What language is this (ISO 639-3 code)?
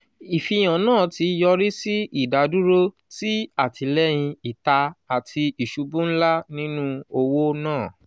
yor